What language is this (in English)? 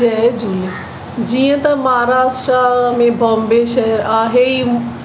Sindhi